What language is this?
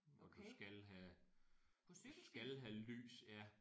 Danish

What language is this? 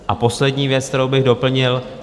Czech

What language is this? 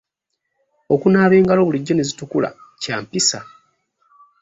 Ganda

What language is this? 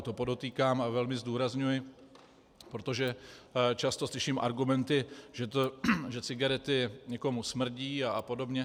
Czech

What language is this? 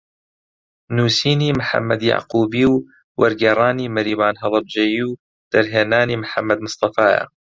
Central Kurdish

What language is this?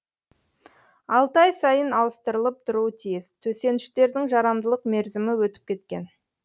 Kazakh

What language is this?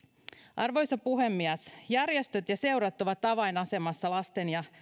Finnish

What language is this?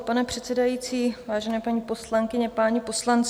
Czech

